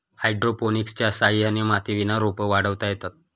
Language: Marathi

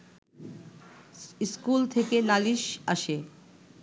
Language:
Bangla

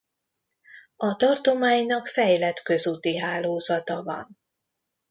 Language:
Hungarian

